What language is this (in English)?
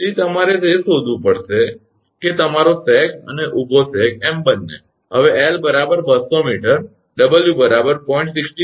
Gujarati